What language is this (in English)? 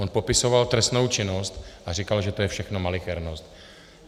Czech